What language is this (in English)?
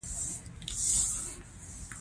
Pashto